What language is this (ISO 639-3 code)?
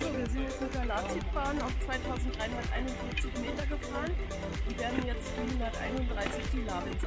deu